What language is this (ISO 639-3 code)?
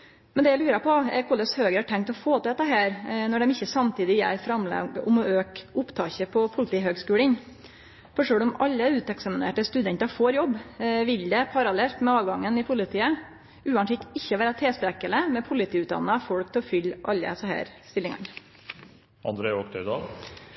nno